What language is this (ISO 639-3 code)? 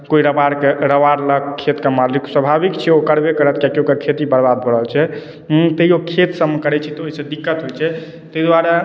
mai